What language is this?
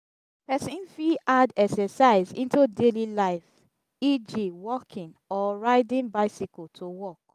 Nigerian Pidgin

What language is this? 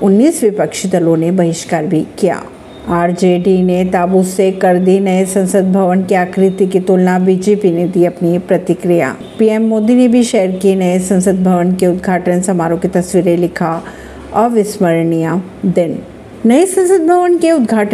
Hindi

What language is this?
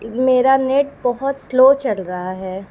Urdu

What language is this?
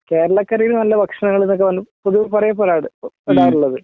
Malayalam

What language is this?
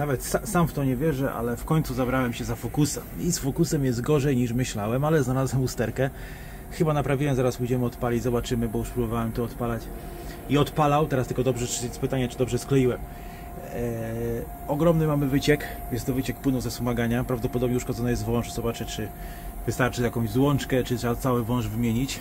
Polish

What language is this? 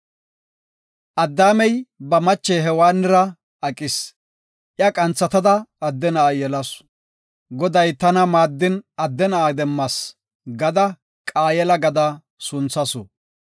Gofa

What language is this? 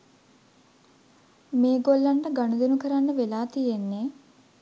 Sinhala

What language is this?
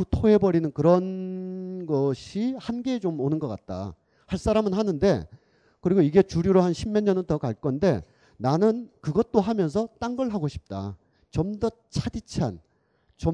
Korean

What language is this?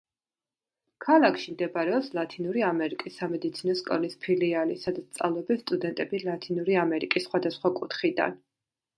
Georgian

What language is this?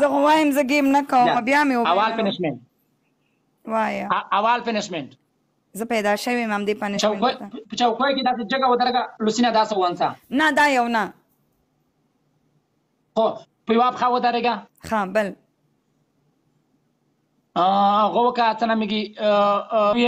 Arabic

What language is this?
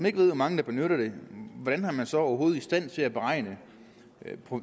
Danish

